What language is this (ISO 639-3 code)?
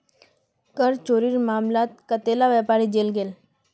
mag